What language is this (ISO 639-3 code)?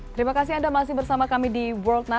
ind